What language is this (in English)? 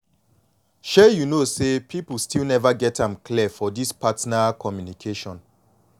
Nigerian Pidgin